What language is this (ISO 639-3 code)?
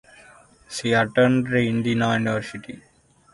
eng